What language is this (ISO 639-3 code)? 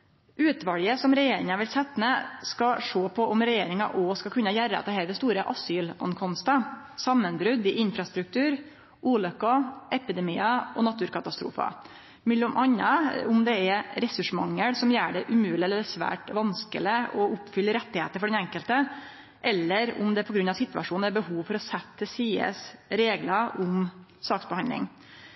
nno